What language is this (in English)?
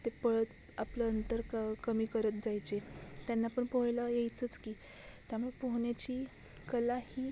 Marathi